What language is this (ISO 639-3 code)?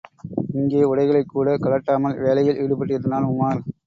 tam